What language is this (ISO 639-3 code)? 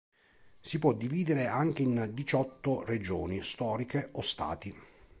ita